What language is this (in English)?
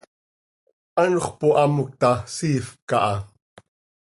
Seri